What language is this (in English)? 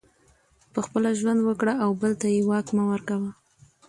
Pashto